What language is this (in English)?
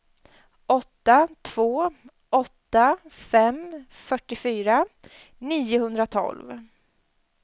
Swedish